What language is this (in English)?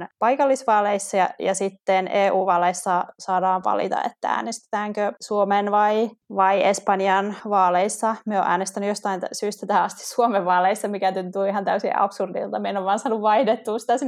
Finnish